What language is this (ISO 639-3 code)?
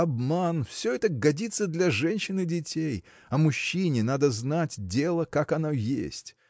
rus